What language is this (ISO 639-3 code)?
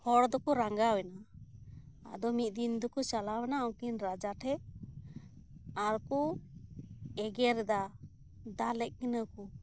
sat